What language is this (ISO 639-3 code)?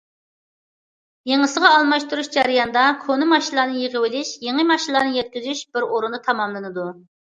uig